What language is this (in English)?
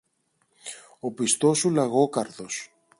Greek